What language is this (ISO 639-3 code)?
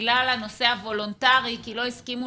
heb